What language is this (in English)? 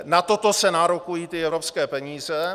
Czech